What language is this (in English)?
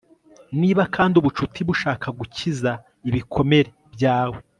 Kinyarwanda